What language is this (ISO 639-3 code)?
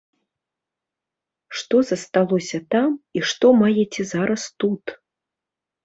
bel